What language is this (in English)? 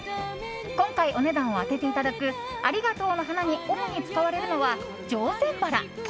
Japanese